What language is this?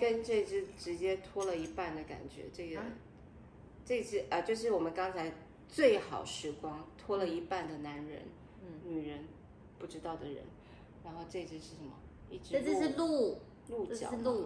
Chinese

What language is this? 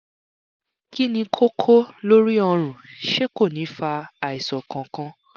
Yoruba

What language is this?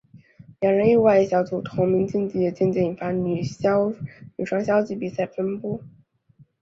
Chinese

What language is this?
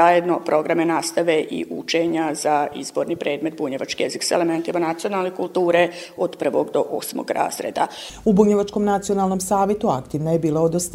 Croatian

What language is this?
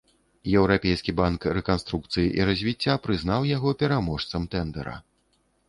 Belarusian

